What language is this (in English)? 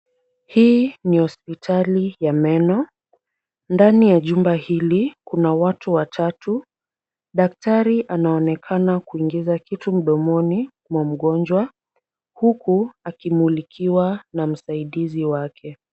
Swahili